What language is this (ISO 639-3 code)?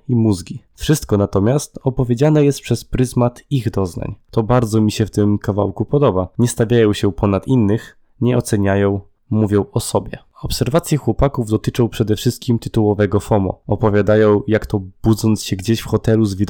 pol